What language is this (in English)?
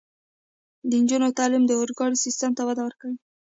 Pashto